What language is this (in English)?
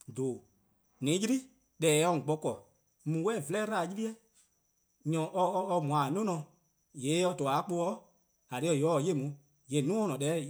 Eastern Krahn